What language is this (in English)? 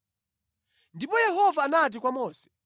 Nyanja